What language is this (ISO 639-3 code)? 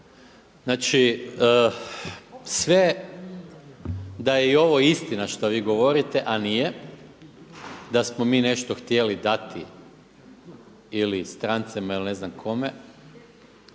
hrv